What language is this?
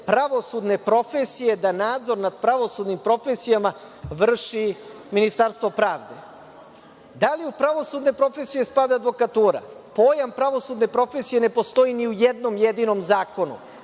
Serbian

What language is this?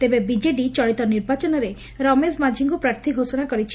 Odia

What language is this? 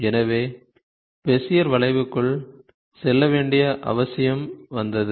Tamil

